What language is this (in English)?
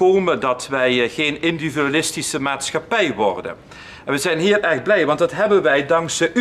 Dutch